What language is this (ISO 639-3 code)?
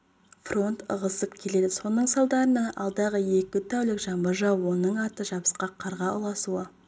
kaz